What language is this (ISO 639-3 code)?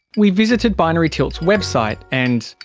eng